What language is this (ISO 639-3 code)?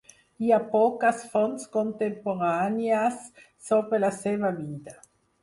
cat